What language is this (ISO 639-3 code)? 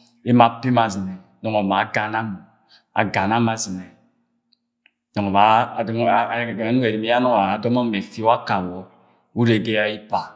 yay